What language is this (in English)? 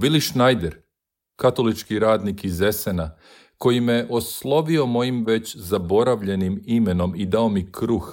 Croatian